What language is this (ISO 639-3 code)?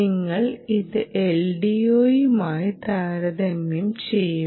mal